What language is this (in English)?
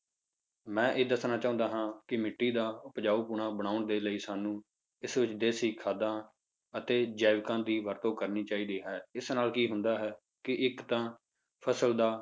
Punjabi